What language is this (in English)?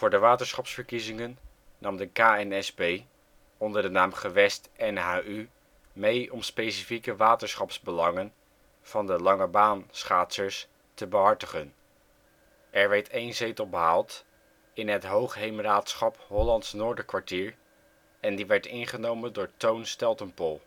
Dutch